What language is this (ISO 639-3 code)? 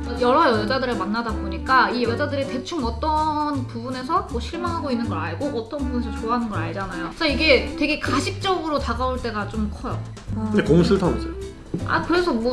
kor